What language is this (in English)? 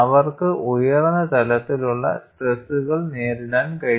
Malayalam